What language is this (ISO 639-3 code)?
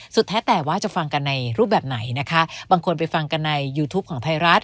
tha